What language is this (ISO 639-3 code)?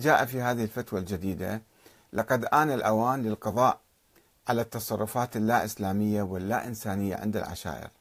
ara